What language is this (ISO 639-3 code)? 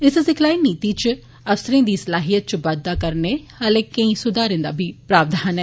doi